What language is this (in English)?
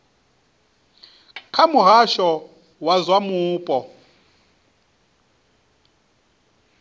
Venda